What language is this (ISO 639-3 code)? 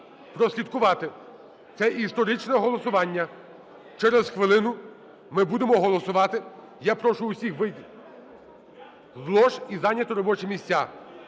ukr